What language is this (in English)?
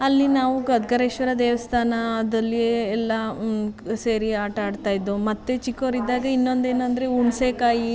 Kannada